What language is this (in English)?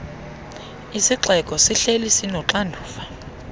Xhosa